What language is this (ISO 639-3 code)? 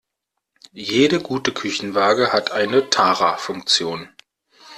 deu